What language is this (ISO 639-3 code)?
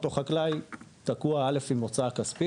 heb